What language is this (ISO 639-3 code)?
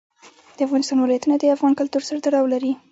pus